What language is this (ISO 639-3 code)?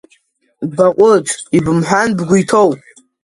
abk